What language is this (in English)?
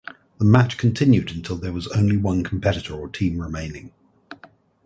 English